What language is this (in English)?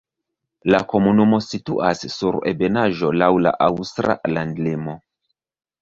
Esperanto